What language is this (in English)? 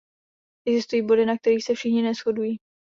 Czech